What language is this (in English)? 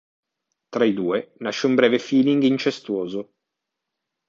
Italian